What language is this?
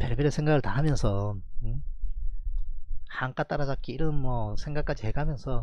Korean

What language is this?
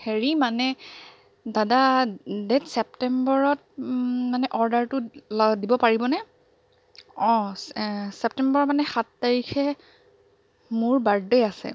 Assamese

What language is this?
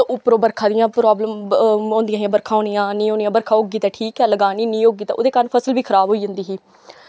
Dogri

